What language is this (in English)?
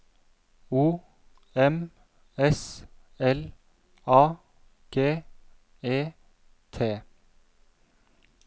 Norwegian